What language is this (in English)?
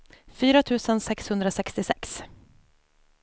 Swedish